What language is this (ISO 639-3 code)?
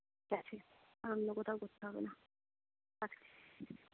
ben